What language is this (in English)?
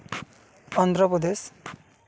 Santali